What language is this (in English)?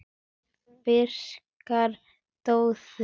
Icelandic